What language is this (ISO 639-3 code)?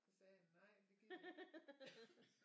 dan